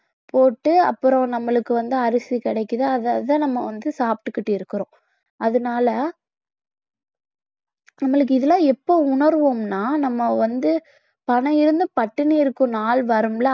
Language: Tamil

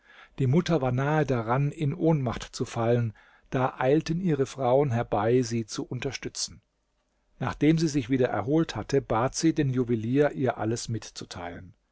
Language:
German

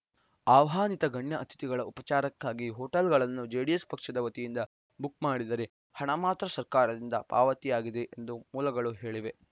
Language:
Kannada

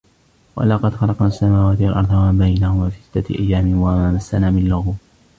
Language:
Arabic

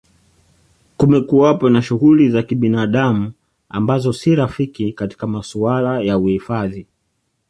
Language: Swahili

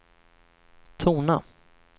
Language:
Swedish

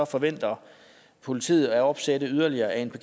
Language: Danish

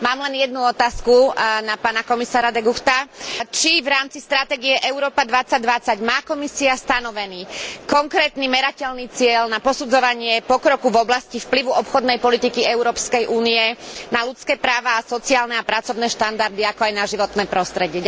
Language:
Slovak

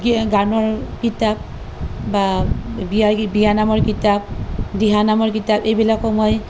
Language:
Assamese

